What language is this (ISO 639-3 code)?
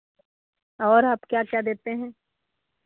hin